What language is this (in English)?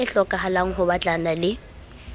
Southern Sotho